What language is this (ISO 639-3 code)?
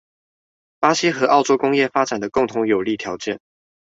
zho